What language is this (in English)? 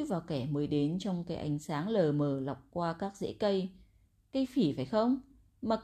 Vietnamese